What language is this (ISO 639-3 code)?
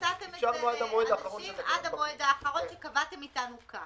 heb